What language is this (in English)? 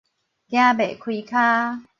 Min Nan Chinese